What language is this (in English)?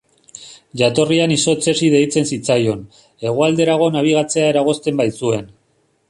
Basque